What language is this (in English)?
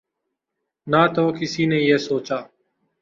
Urdu